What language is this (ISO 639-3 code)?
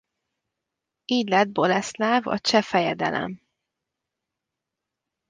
hun